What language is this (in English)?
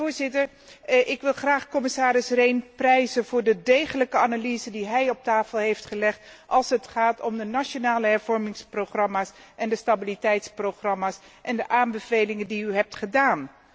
Dutch